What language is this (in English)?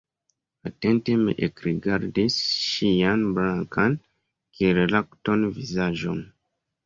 Esperanto